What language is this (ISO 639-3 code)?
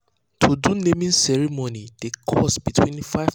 pcm